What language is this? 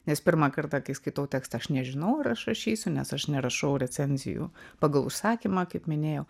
Lithuanian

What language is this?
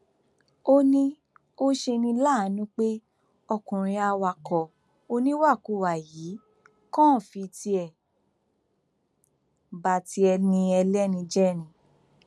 Yoruba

